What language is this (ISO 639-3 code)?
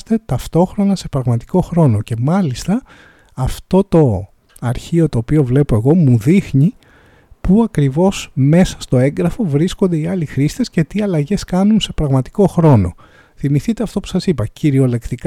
ell